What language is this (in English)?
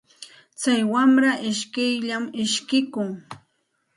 Santa Ana de Tusi Pasco Quechua